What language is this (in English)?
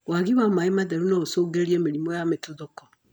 Kikuyu